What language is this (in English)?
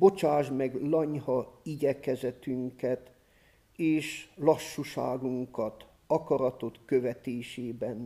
Hungarian